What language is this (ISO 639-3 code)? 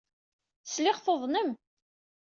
kab